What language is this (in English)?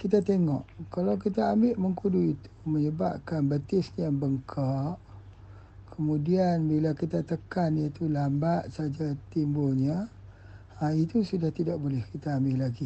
Malay